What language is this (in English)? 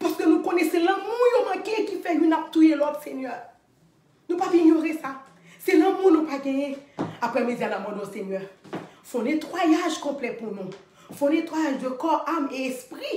French